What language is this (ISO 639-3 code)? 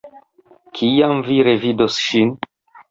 epo